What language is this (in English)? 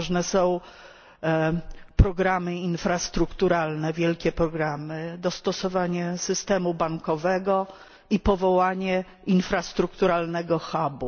Polish